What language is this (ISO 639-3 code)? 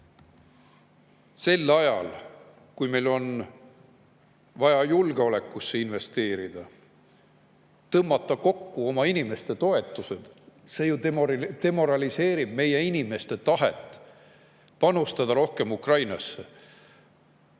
est